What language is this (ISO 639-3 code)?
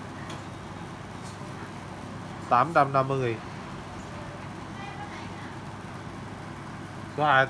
vie